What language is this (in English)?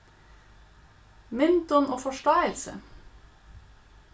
Faroese